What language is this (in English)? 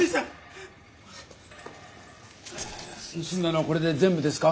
Japanese